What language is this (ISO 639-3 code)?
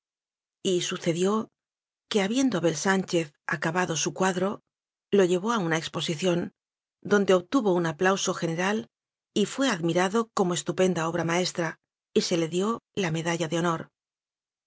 spa